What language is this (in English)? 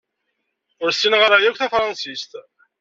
Kabyle